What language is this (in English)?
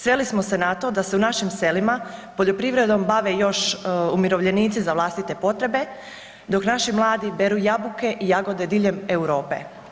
Croatian